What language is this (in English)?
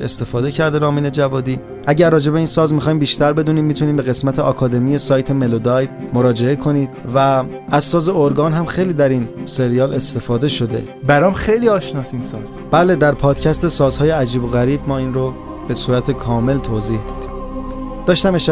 Persian